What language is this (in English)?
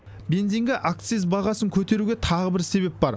Kazakh